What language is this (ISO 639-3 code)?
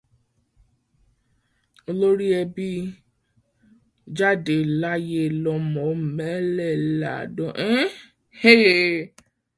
yor